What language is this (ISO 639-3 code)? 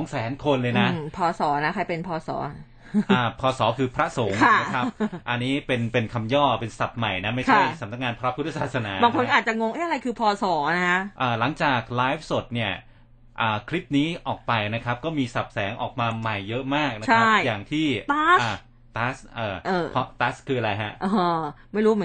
tha